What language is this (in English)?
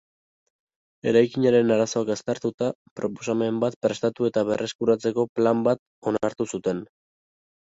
Basque